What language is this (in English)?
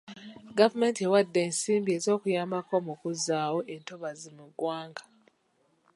Ganda